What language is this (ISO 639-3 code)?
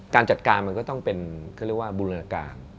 tha